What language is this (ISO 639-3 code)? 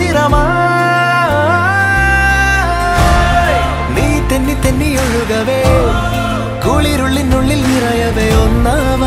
mal